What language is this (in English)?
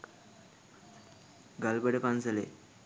Sinhala